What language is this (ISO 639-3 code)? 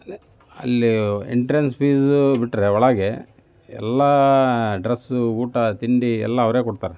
kan